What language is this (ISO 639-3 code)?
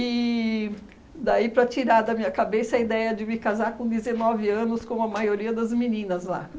por